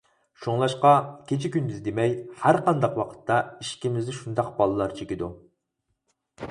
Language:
Uyghur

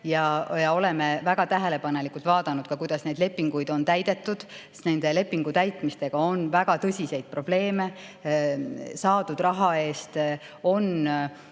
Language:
Estonian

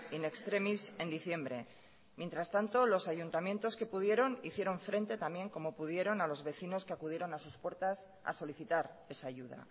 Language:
Spanish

